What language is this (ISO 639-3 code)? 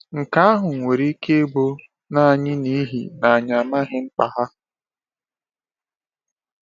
ibo